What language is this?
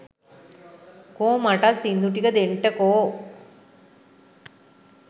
Sinhala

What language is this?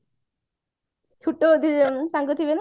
Odia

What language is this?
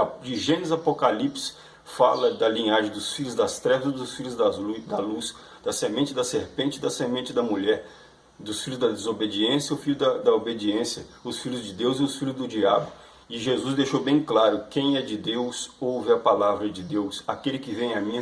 Portuguese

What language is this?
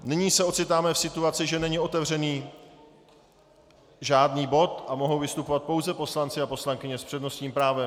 Czech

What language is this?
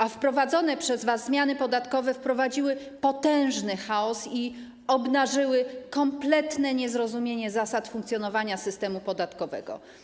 Polish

